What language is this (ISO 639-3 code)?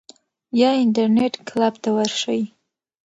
pus